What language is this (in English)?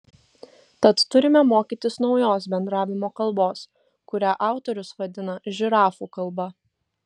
Lithuanian